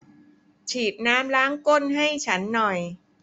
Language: Thai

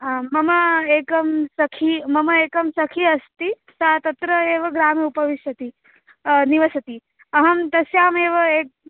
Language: Sanskrit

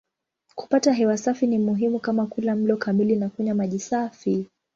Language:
Swahili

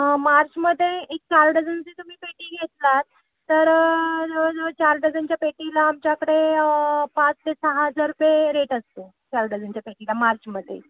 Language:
Marathi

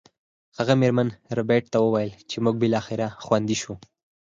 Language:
Pashto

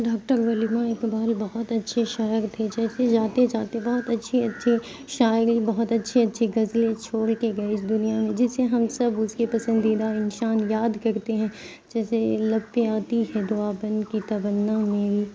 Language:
Urdu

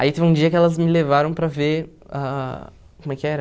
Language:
Portuguese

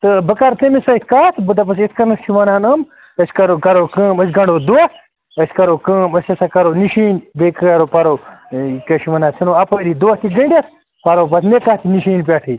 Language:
Kashmiri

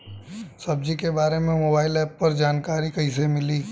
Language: Bhojpuri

